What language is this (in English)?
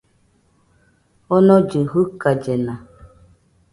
Nüpode Huitoto